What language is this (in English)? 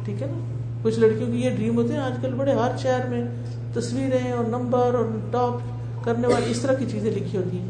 Urdu